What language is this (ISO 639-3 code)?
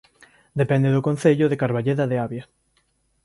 glg